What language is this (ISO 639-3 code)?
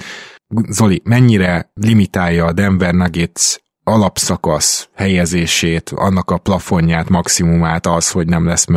hun